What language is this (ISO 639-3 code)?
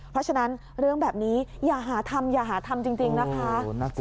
tha